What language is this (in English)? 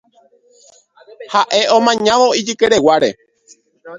Guarani